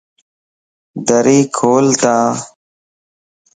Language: Lasi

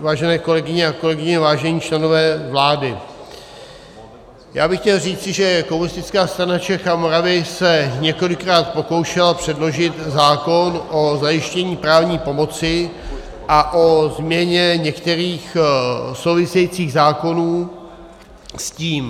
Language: Czech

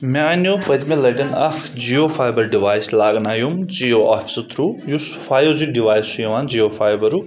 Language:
Kashmiri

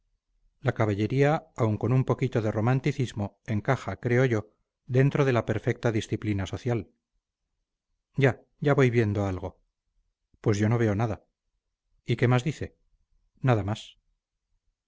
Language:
Spanish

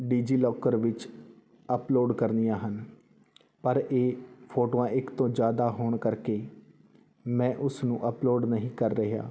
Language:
Punjabi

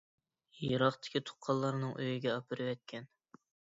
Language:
Uyghur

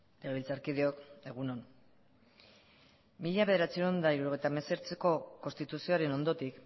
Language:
Basque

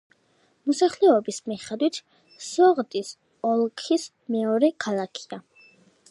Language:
Georgian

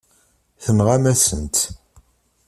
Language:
Kabyle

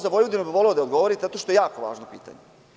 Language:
Serbian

